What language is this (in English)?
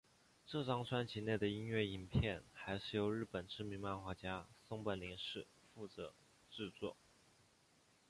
Chinese